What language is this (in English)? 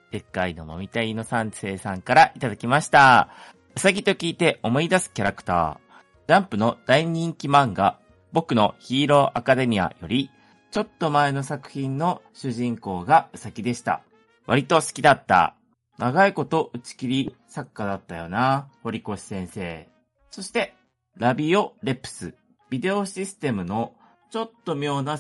Japanese